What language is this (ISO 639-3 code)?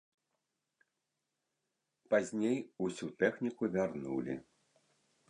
bel